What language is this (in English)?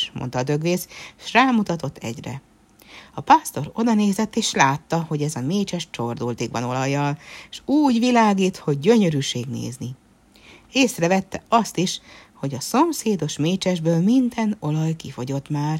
Hungarian